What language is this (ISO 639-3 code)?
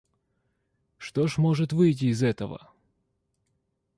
rus